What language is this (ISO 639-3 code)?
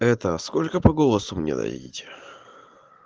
rus